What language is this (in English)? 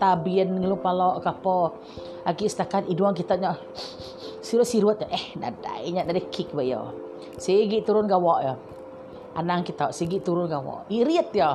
Malay